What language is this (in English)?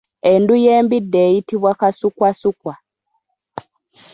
Ganda